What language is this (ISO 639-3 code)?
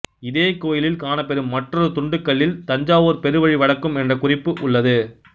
tam